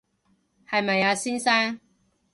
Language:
Cantonese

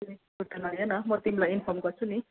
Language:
Nepali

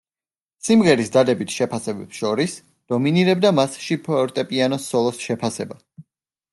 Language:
Georgian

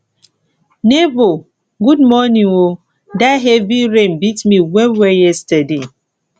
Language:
Nigerian Pidgin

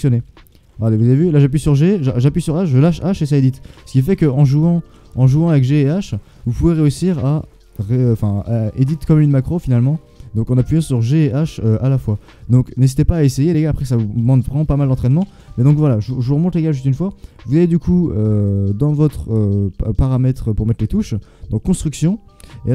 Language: French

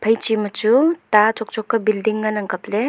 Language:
Wancho Naga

